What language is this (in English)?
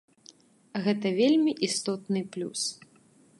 Belarusian